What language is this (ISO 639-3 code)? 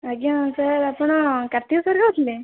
ori